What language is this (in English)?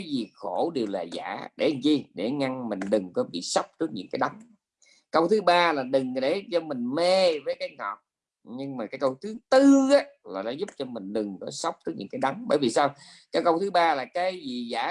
Vietnamese